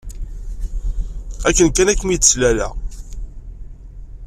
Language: Kabyle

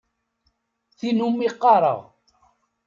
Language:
Kabyle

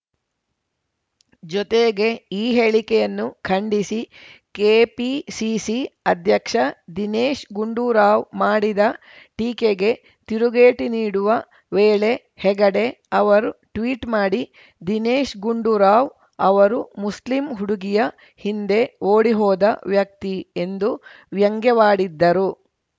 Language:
Kannada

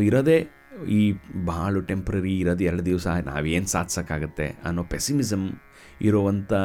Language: Kannada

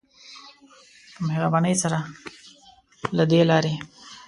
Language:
Pashto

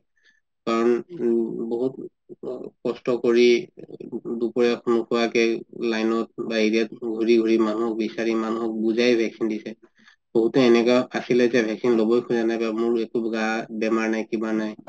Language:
Assamese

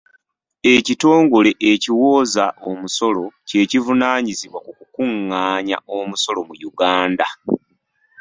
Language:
Ganda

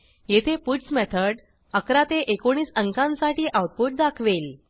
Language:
Marathi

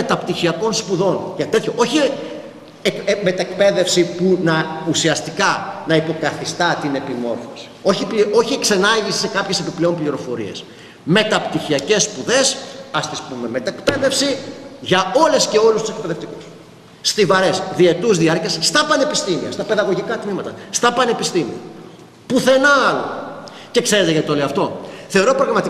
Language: Greek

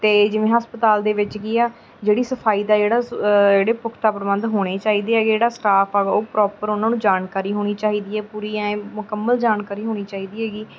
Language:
Punjabi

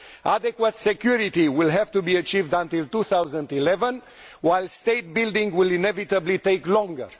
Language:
English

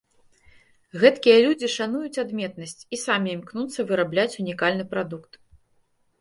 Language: Belarusian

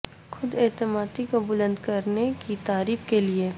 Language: Urdu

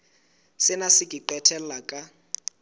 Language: Southern Sotho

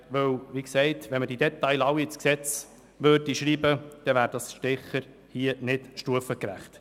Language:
Swiss German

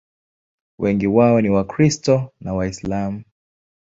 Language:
Swahili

